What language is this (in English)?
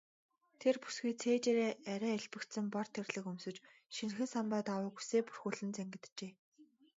Mongolian